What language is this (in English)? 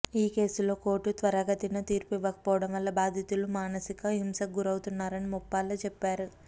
Telugu